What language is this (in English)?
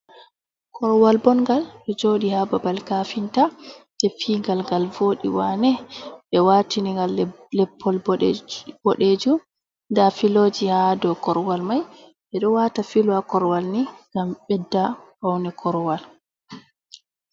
Fula